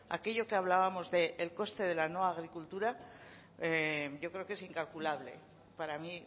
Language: Spanish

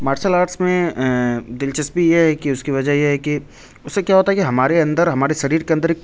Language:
Urdu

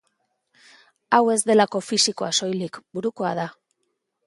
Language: Basque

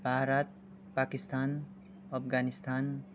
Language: Nepali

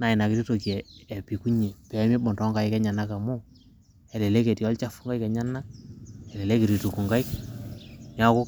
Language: Masai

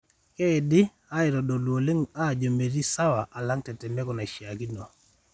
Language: Masai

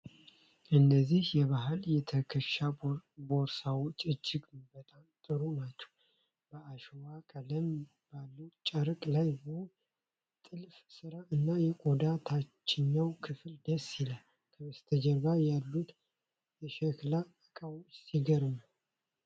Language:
Amharic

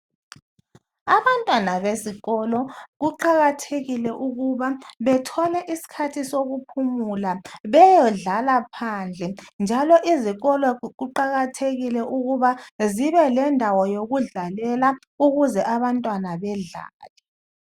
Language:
North Ndebele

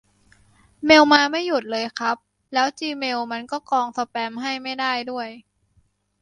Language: Thai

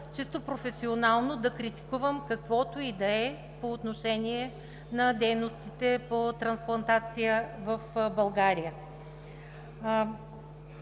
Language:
Bulgarian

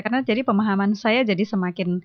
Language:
Indonesian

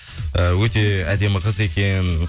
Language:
Kazakh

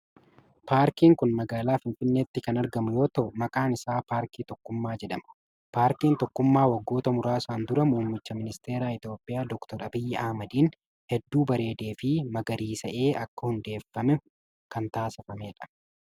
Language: Oromo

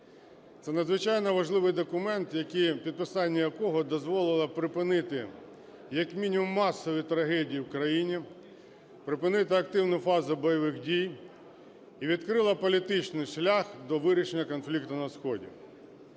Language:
Ukrainian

